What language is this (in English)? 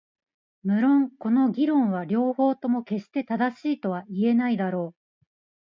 Japanese